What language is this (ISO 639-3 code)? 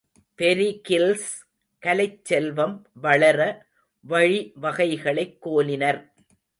tam